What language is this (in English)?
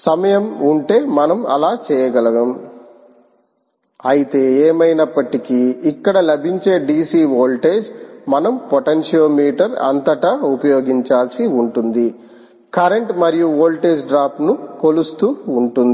Telugu